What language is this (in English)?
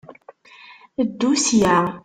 Kabyle